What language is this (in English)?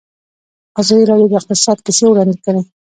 Pashto